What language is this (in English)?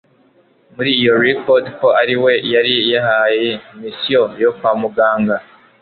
Kinyarwanda